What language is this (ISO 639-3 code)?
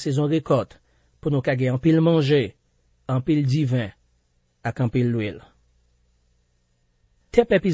fra